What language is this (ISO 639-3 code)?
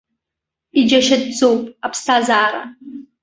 abk